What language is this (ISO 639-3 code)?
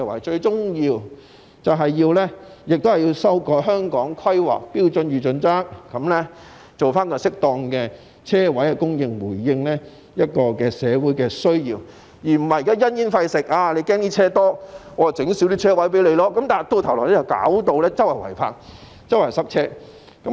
yue